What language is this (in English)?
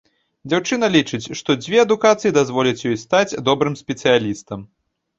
Belarusian